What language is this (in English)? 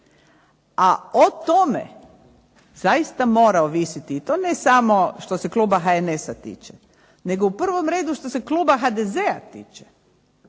Croatian